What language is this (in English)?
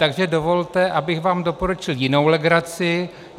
Czech